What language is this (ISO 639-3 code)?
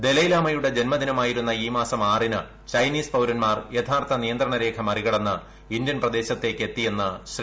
mal